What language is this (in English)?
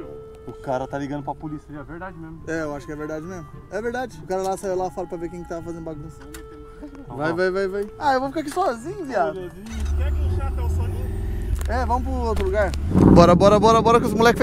Portuguese